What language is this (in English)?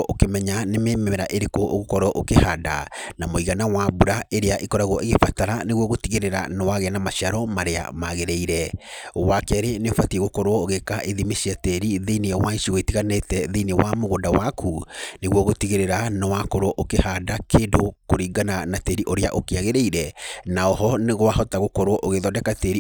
Kikuyu